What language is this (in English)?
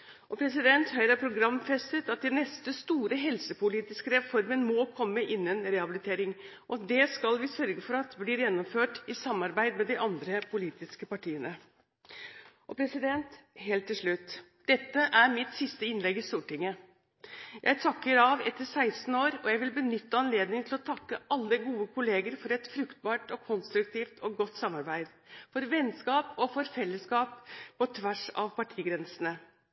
Norwegian Bokmål